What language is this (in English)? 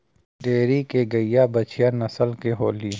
Bhojpuri